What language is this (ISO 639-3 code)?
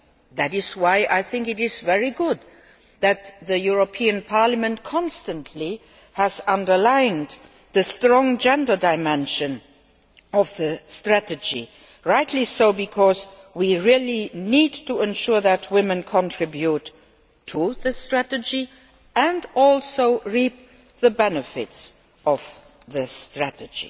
eng